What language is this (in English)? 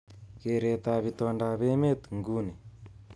Kalenjin